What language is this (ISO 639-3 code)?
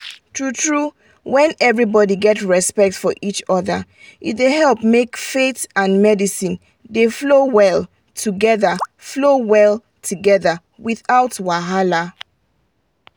pcm